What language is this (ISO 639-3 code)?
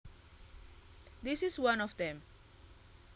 jav